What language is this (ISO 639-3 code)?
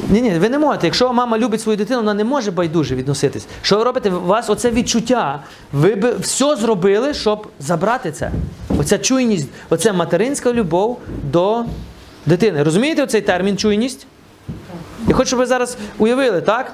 ukr